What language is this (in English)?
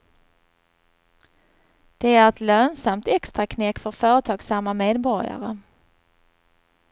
Swedish